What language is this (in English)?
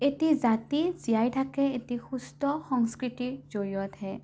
Assamese